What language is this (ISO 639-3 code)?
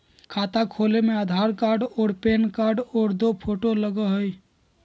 mag